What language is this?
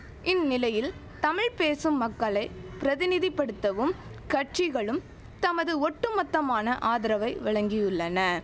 Tamil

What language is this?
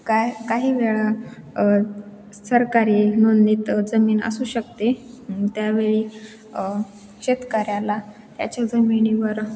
Marathi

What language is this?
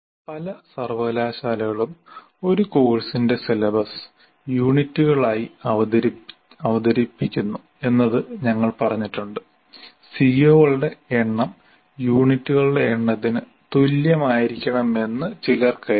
Malayalam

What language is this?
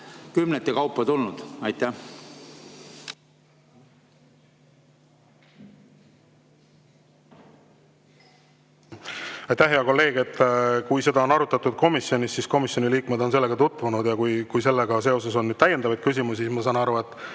Estonian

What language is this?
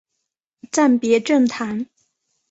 Chinese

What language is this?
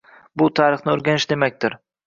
Uzbek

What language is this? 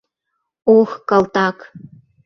Mari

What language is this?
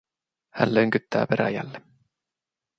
Finnish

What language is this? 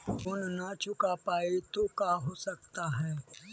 Magahi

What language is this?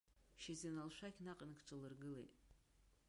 Abkhazian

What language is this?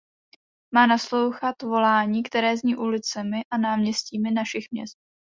Czech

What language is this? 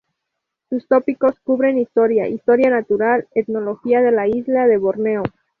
Spanish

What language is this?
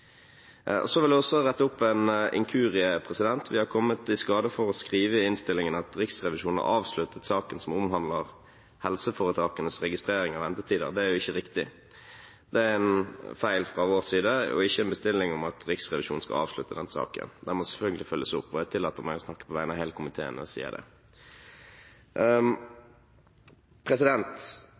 Norwegian Bokmål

